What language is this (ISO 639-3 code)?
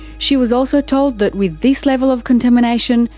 eng